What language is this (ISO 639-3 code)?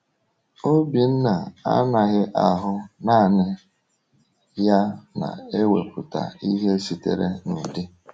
ibo